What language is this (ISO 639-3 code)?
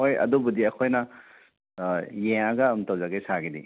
mni